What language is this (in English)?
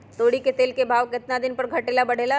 Magahi